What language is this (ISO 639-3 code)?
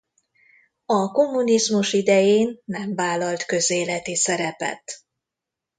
hun